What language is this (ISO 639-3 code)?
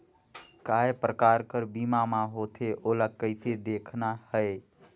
hne